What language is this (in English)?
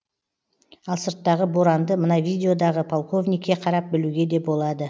Kazakh